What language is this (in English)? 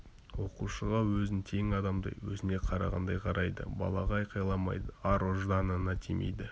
Kazakh